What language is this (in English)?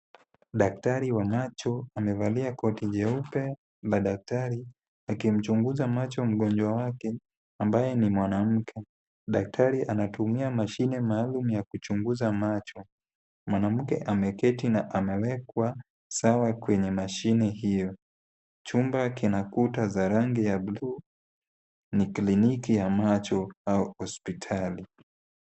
Swahili